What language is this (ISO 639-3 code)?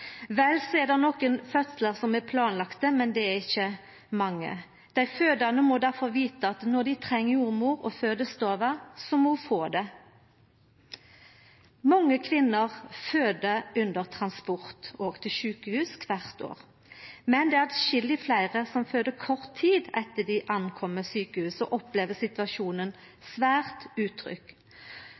nno